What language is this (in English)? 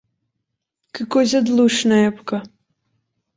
Portuguese